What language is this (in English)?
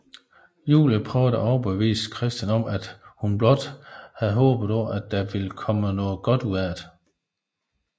Danish